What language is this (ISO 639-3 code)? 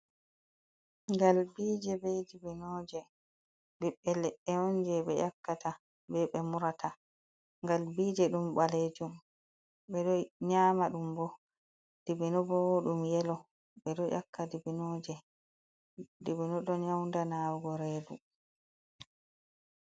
ful